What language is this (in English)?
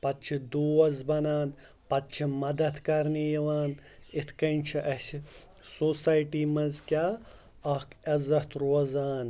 Kashmiri